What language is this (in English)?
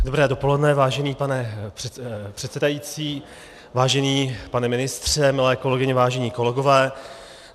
Czech